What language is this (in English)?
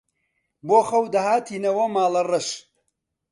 Central Kurdish